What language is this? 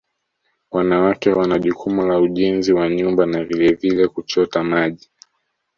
Swahili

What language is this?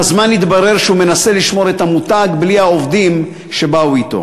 Hebrew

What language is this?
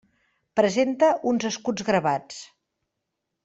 Catalan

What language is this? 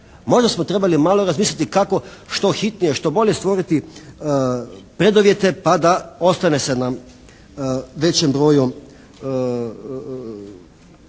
Croatian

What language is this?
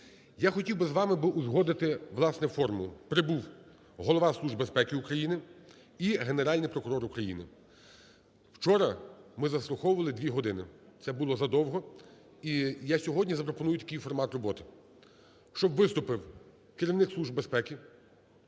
Ukrainian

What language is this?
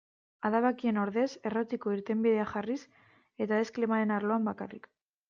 Basque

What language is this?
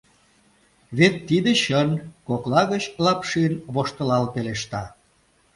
Mari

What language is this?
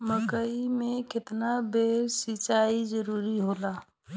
Bhojpuri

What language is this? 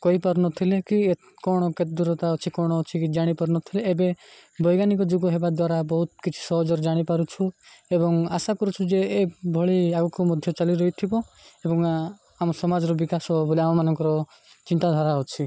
Odia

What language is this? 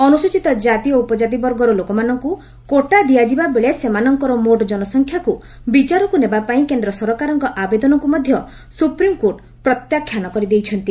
Odia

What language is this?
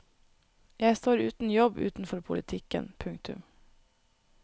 Norwegian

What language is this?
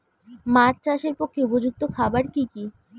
Bangla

